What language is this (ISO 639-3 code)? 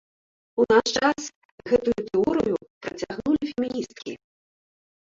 bel